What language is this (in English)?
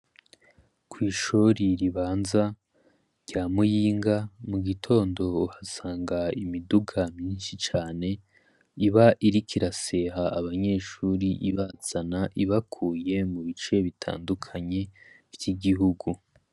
Rundi